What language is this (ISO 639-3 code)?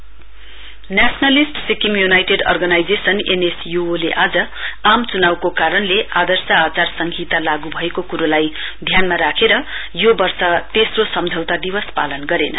nep